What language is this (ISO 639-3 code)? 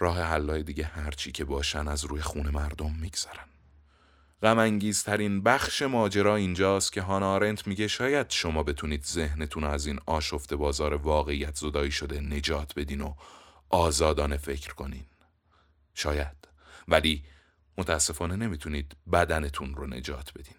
fas